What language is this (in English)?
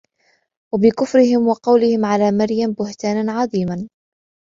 Arabic